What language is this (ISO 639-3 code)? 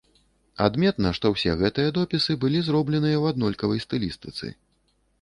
bel